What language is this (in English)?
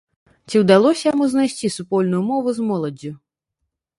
Belarusian